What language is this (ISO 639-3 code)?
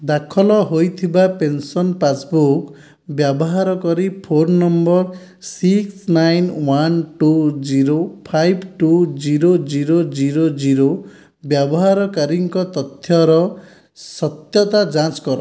ori